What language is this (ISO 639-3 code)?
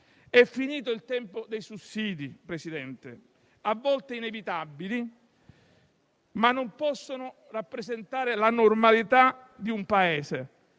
ita